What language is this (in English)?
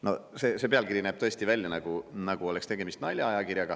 Estonian